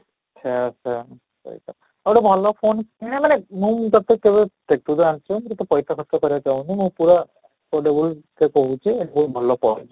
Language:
Odia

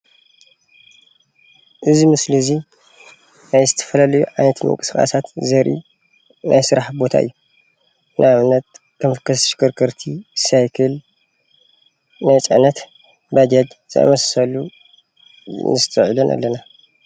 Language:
Tigrinya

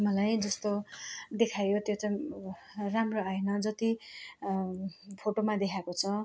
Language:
Nepali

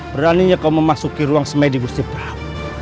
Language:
Indonesian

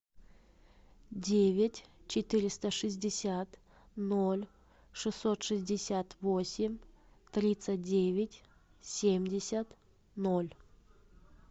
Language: Russian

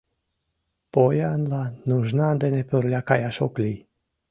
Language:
Mari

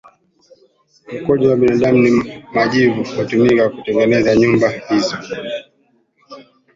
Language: Swahili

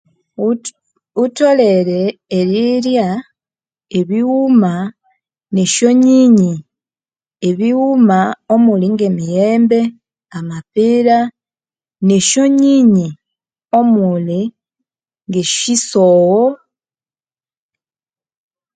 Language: Konzo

